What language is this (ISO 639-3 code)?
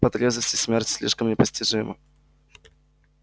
rus